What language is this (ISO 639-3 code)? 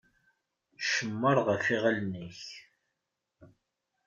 kab